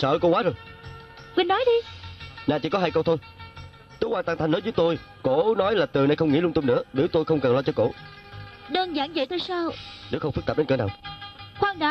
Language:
Vietnamese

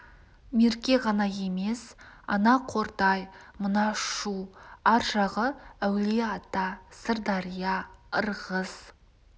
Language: Kazakh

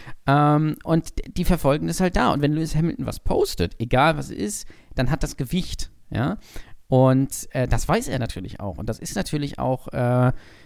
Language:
German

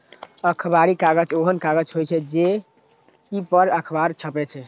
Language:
Maithili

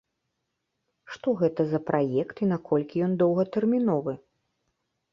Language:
Belarusian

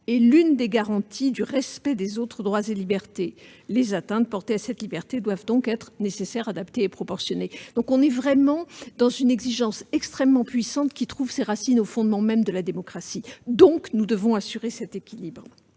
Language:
French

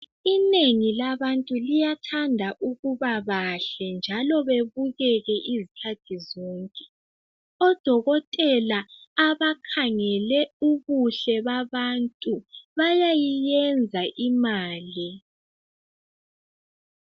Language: North Ndebele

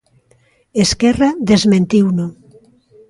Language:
Galician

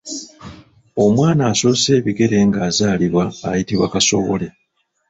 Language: Ganda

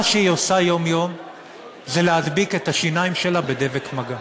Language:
Hebrew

